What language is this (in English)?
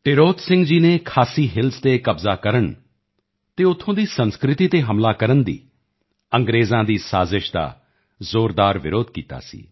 Punjabi